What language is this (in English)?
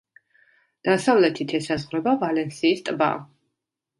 Georgian